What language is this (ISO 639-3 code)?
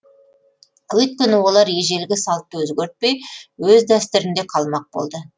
kaz